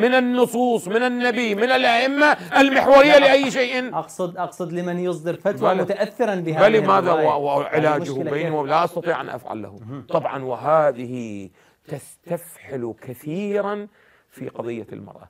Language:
Arabic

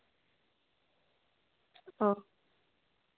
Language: Santali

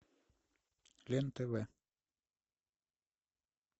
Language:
Russian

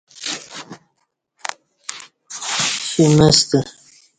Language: Kati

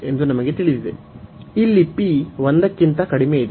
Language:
Kannada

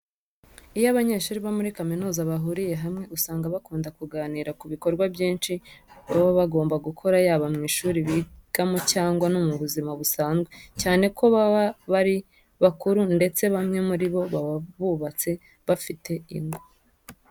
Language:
Kinyarwanda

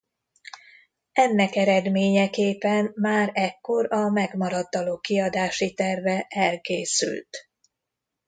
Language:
Hungarian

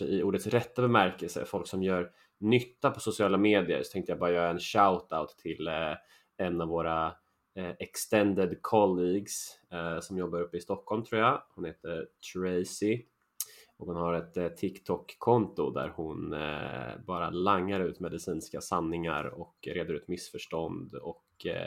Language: Swedish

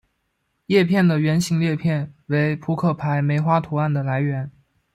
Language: Chinese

